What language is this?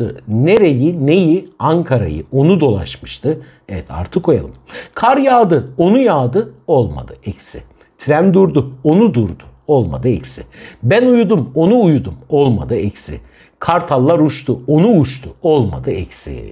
Turkish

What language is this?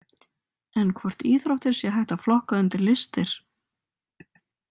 Icelandic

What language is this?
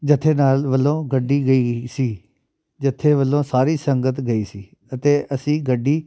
Punjabi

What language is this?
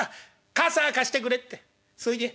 Japanese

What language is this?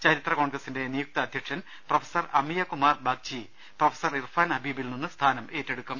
Malayalam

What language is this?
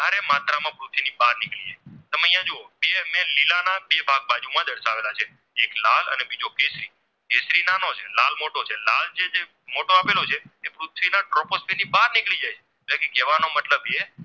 Gujarati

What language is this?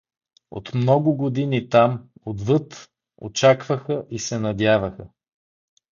Bulgarian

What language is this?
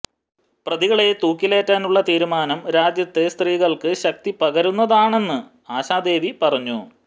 Malayalam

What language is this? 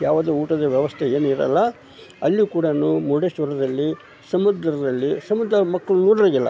Kannada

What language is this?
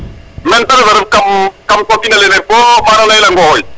Serer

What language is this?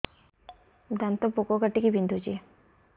Odia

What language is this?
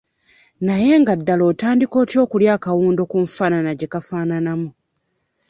Ganda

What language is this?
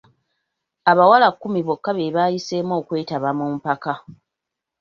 Ganda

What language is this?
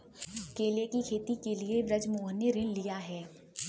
Hindi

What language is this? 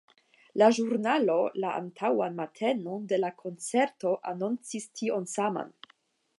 Esperanto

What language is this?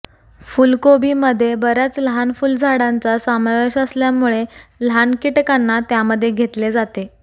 Marathi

